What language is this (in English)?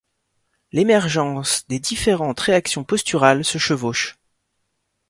French